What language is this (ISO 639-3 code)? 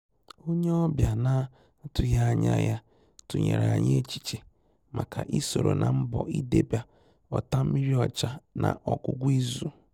ibo